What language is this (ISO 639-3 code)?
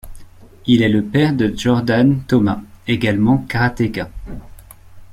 fra